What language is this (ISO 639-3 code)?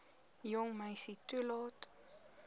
afr